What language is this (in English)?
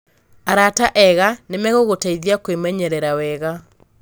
Kikuyu